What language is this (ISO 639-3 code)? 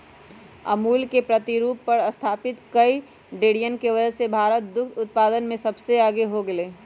mag